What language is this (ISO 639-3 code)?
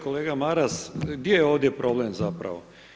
hrv